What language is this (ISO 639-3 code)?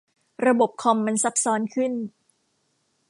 tha